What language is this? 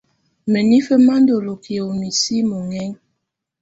Tunen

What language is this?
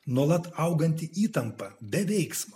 Lithuanian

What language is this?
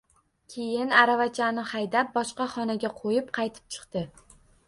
Uzbek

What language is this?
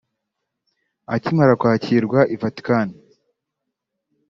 Kinyarwanda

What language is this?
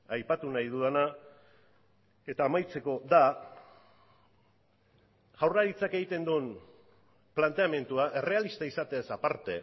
Basque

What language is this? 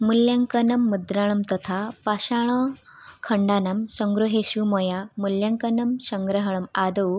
Sanskrit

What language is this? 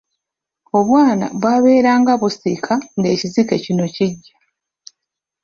Ganda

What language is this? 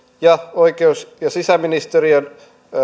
Finnish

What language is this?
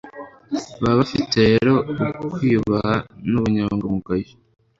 Kinyarwanda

